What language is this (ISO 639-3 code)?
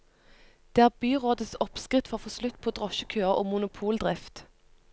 nor